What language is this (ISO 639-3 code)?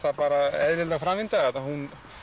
isl